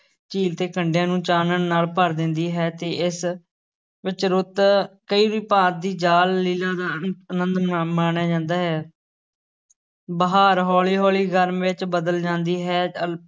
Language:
Punjabi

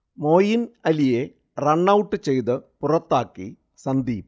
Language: Malayalam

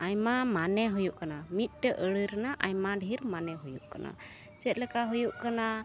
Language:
Santali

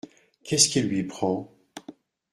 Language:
French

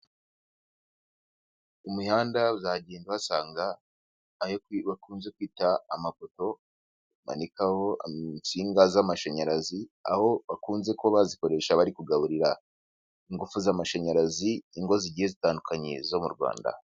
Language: Kinyarwanda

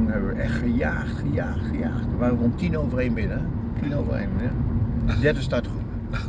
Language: Dutch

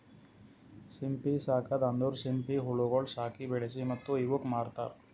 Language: Kannada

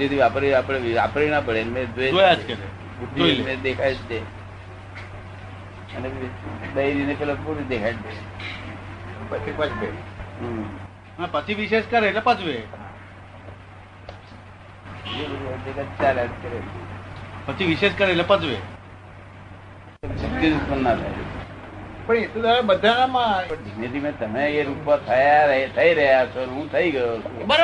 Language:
Gujarati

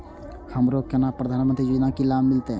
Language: Maithili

